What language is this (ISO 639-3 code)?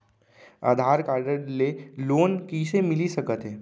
hne